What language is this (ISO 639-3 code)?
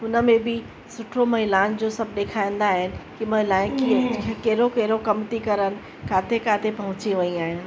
snd